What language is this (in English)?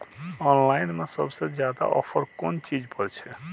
Maithili